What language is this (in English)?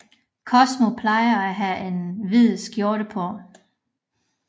Danish